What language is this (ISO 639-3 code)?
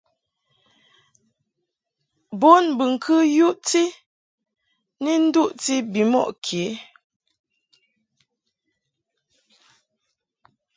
mhk